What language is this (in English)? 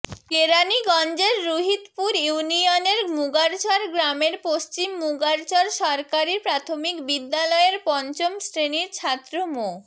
Bangla